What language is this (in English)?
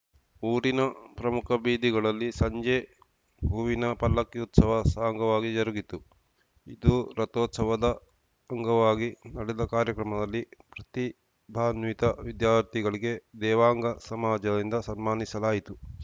Kannada